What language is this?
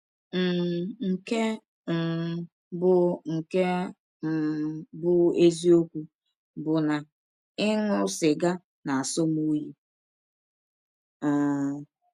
Igbo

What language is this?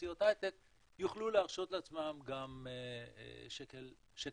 Hebrew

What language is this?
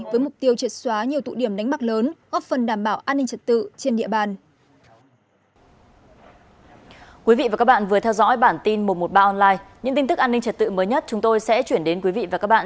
Vietnamese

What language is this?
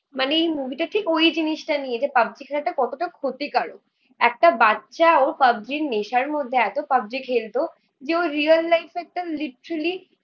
Bangla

